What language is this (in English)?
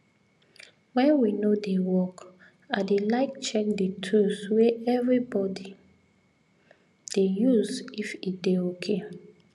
Nigerian Pidgin